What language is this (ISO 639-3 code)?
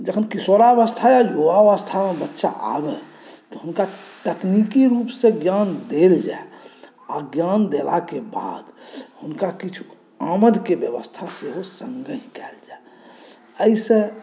mai